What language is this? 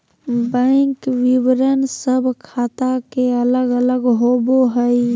Magahi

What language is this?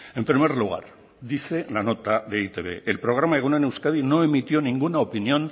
Spanish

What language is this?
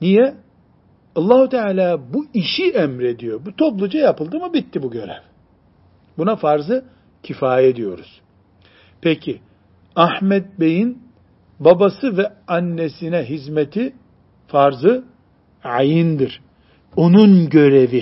Turkish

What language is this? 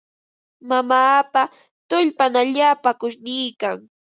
Ambo-Pasco Quechua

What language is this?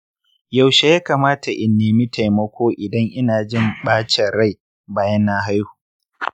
Hausa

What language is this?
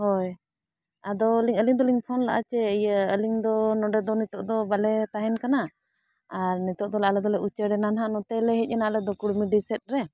Santali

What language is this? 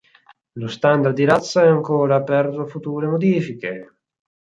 Italian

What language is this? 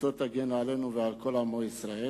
Hebrew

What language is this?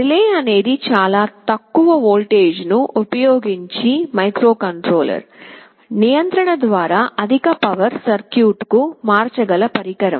Telugu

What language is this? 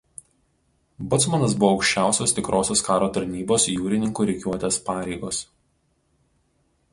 Lithuanian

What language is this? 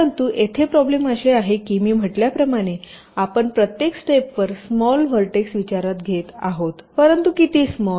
Marathi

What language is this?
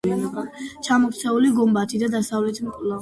Georgian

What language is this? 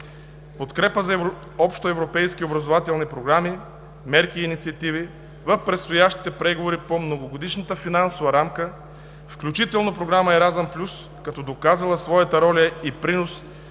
Bulgarian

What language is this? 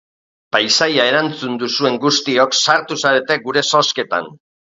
Basque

